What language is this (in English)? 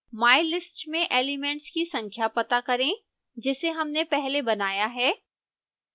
Hindi